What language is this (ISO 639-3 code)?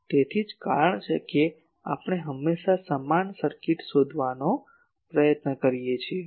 guj